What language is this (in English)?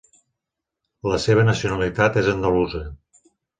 Catalan